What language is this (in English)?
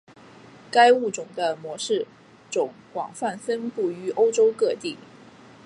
Chinese